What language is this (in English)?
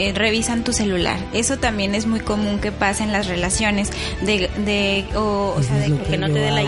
Spanish